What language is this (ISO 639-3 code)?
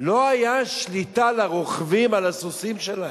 heb